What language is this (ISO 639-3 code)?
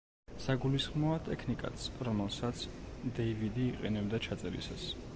kat